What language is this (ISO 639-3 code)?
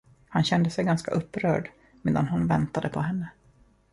swe